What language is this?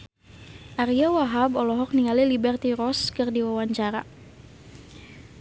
Sundanese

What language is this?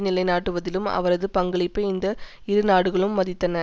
Tamil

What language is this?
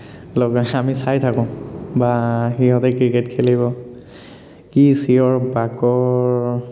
Assamese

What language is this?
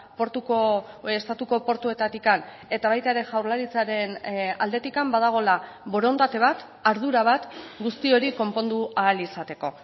Basque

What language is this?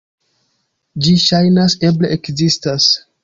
Esperanto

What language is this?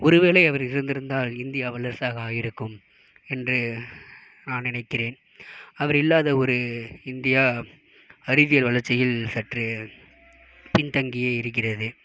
Tamil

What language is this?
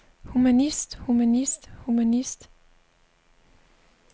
Danish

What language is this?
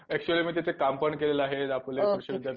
Marathi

